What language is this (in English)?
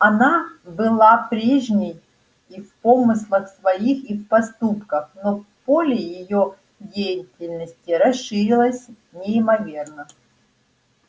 Russian